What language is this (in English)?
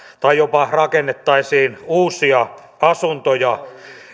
Finnish